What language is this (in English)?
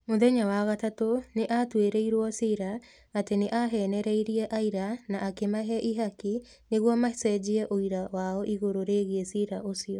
Kikuyu